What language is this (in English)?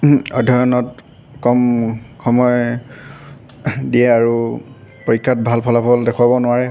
Assamese